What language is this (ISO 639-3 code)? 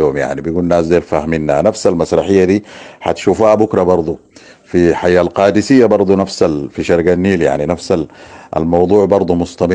ara